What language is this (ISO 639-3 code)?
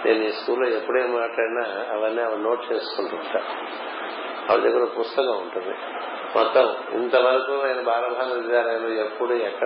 tel